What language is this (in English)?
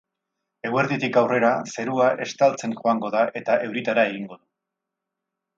Basque